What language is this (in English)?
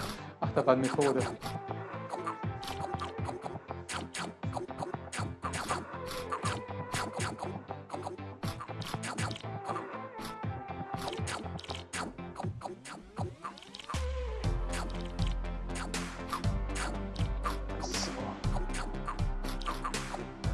German